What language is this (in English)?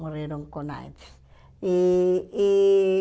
Portuguese